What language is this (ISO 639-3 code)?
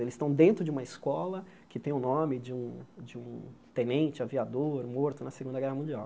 por